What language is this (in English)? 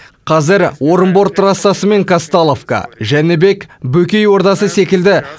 Kazakh